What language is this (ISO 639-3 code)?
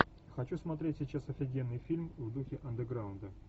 rus